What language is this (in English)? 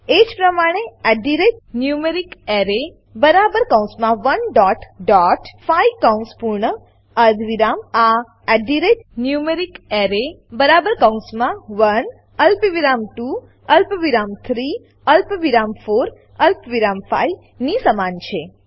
Gujarati